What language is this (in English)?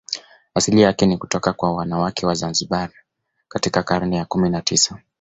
Swahili